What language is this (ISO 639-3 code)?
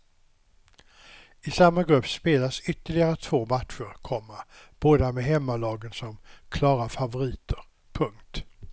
swe